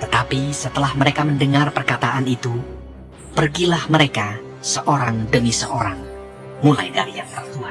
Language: Indonesian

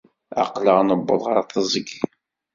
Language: Kabyle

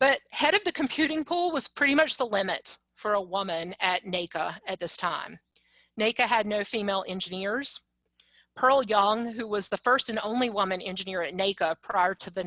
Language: English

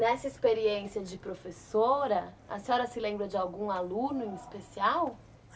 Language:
Portuguese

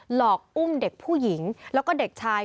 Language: Thai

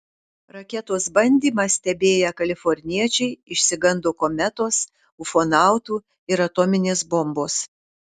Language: Lithuanian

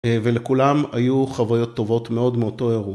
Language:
Hebrew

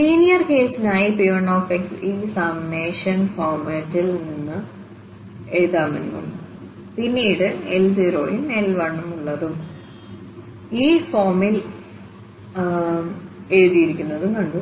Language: Malayalam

